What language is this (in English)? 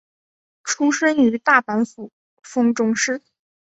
Chinese